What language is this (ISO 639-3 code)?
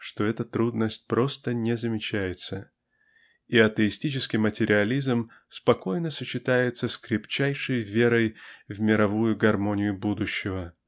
rus